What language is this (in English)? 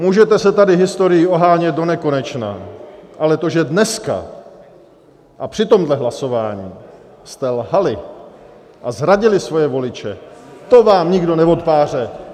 Czech